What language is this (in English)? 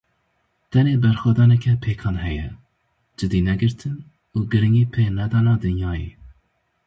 Kurdish